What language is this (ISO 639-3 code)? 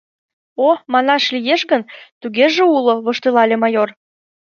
chm